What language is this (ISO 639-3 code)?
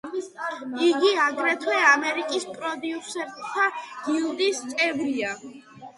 kat